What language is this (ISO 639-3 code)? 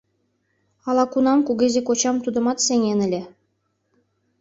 chm